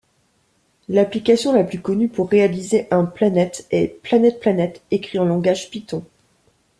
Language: French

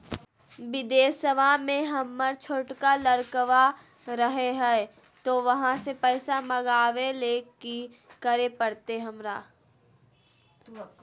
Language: Magahi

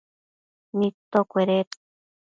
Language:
Matsés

